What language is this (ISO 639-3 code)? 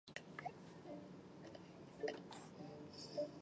zho